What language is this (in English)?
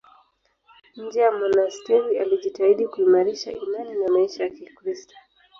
Swahili